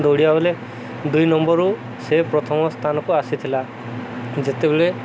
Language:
Odia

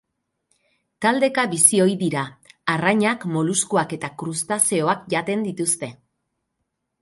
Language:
Basque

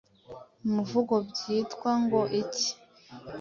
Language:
Kinyarwanda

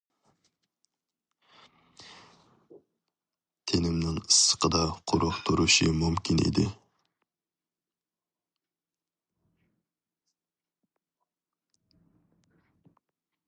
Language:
Uyghur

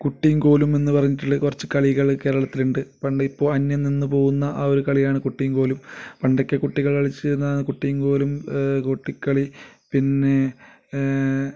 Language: Malayalam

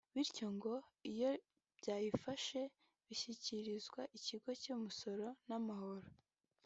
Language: Kinyarwanda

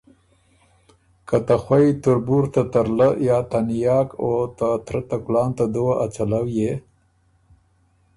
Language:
Ormuri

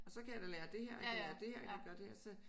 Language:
Danish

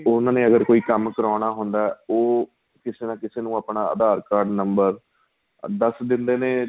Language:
Punjabi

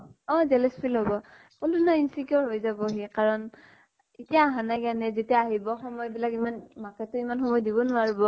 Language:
Assamese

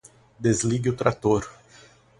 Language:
Portuguese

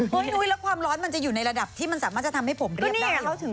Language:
Thai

